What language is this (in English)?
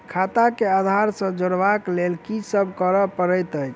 Maithili